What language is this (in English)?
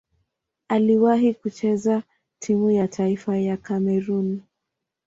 Swahili